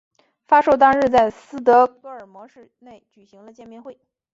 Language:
Chinese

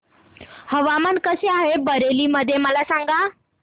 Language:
Marathi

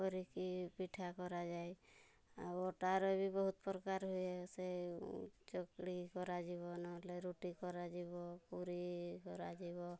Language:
Odia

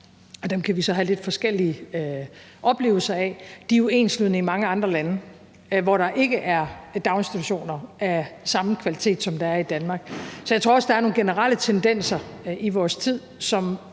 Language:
Danish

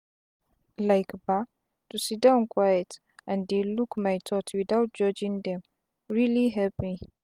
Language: Nigerian Pidgin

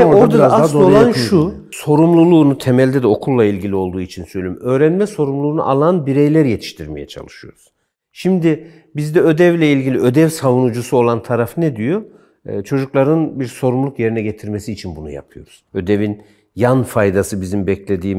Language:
Turkish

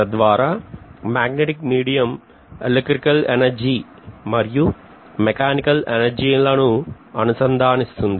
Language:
Telugu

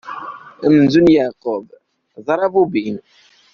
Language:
Kabyle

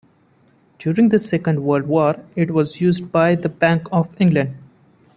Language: English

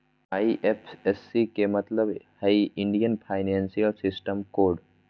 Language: Magahi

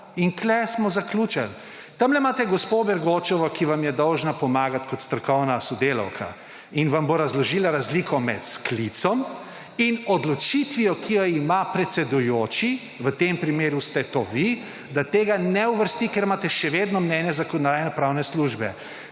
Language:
Slovenian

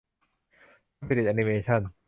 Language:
Thai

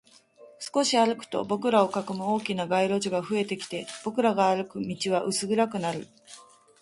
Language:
Japanese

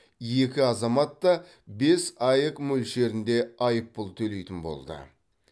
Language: Kazakh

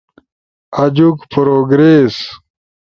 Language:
Ushojo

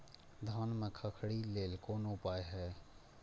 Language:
Maithili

